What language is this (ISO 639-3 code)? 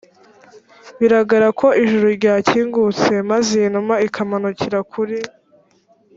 kin